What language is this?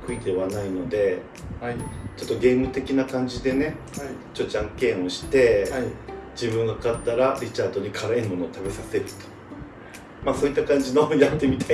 Japanese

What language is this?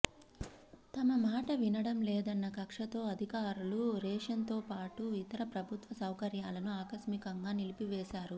Telugu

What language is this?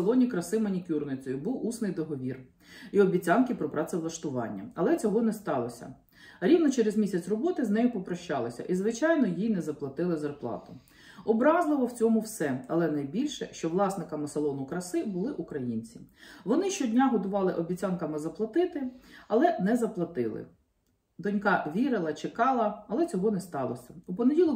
Ukrainian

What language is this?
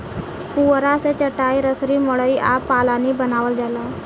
Bhojpuri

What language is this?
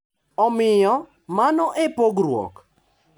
Luo (Kenya and Tanzania)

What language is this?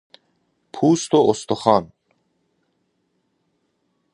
Persian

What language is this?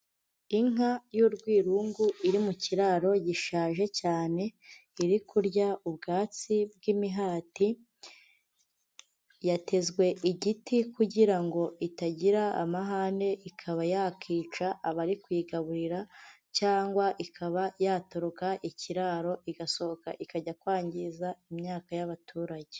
Kinyarwanda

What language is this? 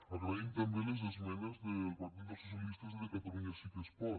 Catalan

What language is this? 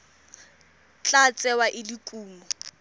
Tswana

